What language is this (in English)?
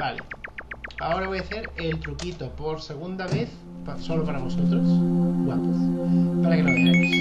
Spanish